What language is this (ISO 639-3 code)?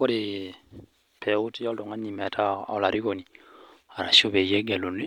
mas